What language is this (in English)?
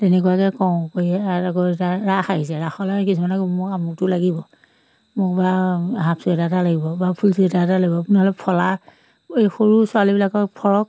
Assamese